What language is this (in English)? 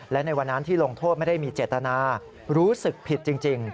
Thai